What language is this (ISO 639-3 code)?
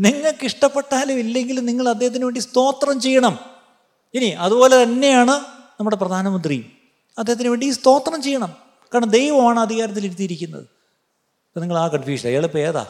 mal